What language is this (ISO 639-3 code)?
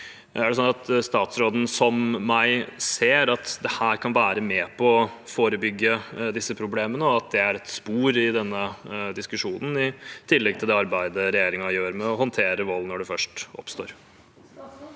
nor